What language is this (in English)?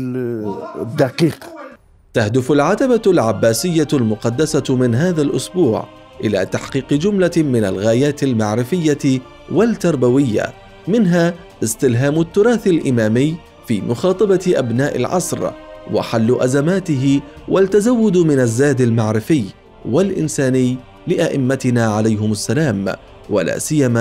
Arabic